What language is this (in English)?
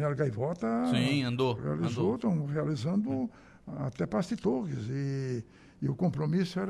Portuguese